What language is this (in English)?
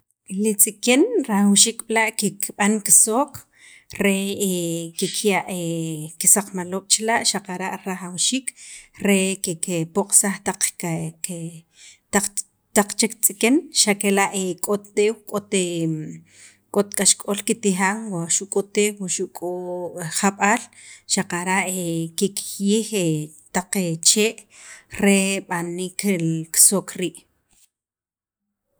Sacapulteco